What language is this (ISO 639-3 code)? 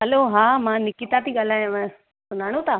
snd